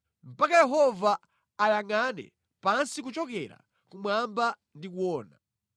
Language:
Nyanja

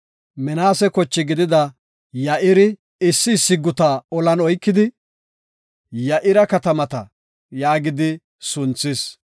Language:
Gofa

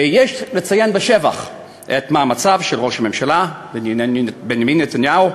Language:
Hebrew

